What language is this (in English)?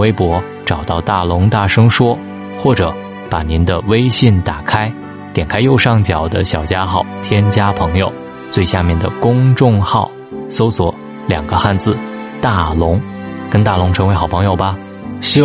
Chinese